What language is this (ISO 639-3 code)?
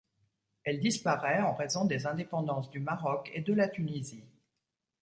fra